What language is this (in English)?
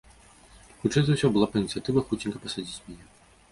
Belarusian